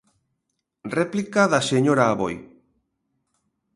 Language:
Galician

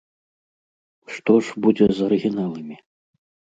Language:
Belarusian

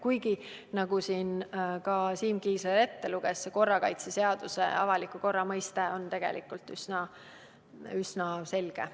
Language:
Estonian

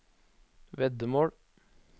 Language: Norwegian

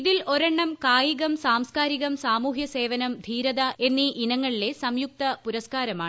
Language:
Malayalam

